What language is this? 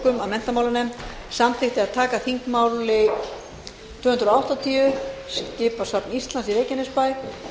Icelandic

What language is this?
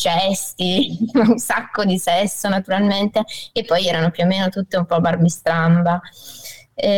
Italian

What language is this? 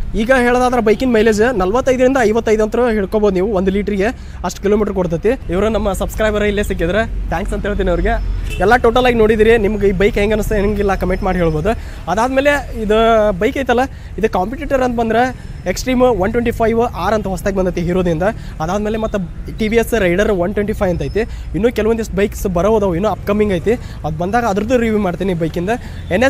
Kannada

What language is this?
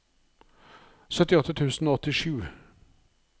Norwegian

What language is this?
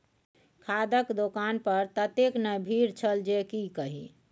Maithili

